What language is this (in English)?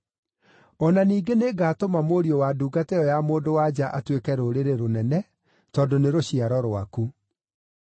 Kikuyu